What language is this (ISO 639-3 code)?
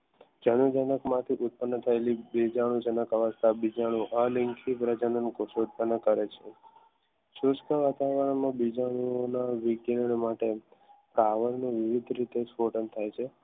guj